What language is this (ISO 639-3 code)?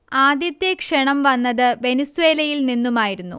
mal